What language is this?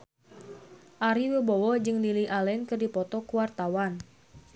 Sundanese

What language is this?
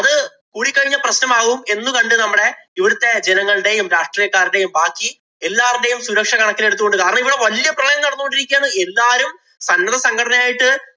Malayalam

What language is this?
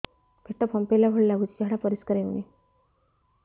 Odia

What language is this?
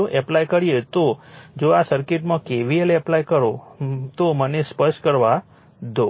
Gujarati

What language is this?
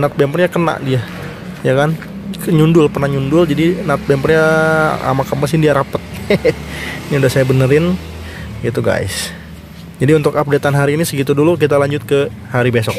Indonesian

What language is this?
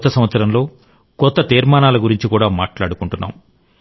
Telugu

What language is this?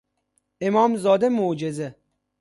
Persian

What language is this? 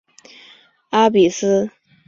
Chinese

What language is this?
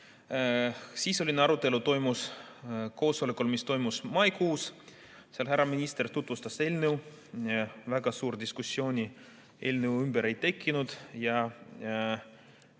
Estonian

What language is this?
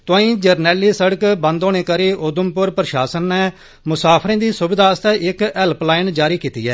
Dogri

